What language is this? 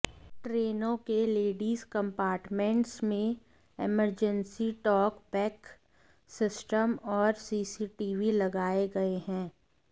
Hindi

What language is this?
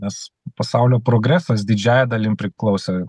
Lithuanian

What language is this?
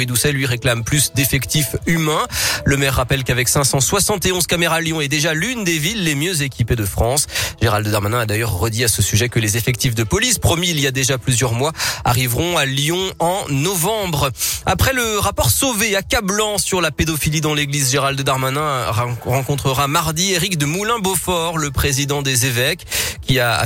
French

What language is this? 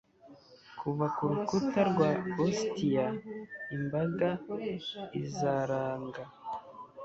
Kinyarwanda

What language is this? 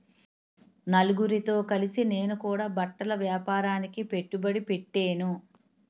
Telugu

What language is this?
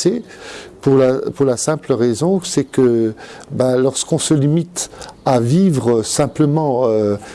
French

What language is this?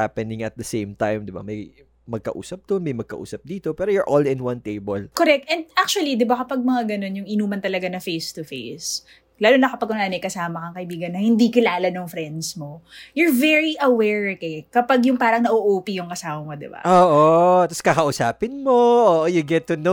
Filipino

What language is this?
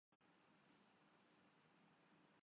Urdu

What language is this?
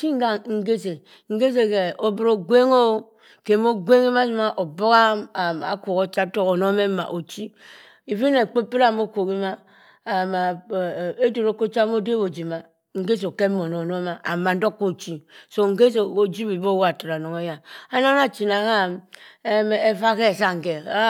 Cross River Mbembe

